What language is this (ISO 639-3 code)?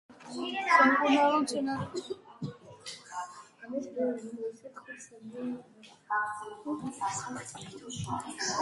kat